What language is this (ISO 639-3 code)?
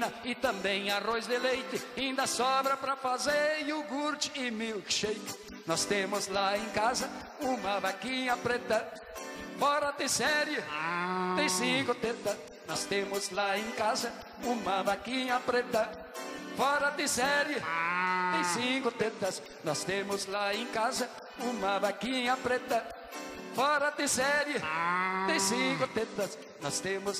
por